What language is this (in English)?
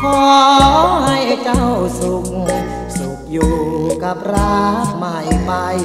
Thai